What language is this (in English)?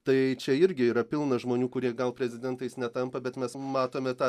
Lithuanian